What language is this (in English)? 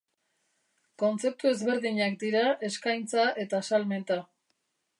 Basque